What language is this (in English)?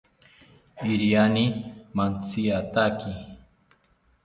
South Ucayali Ashéninka